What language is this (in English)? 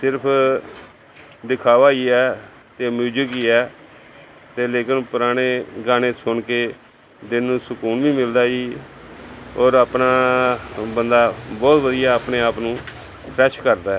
Punjabi